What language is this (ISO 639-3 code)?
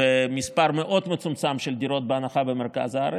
heb